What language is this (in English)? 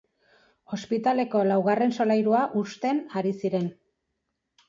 Basque